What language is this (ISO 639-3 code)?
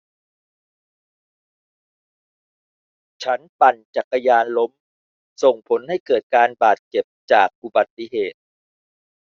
tha